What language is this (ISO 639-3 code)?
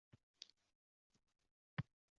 uzb